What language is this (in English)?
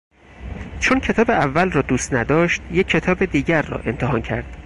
Persian